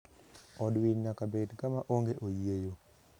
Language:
Luo (Kenya and Tanzania)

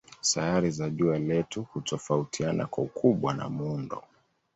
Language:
Swahili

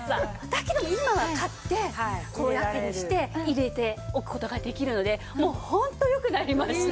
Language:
Japanese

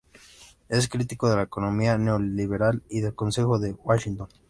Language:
Spanish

